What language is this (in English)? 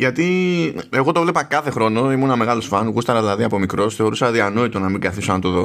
Greek